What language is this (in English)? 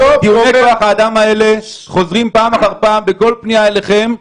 Hebrew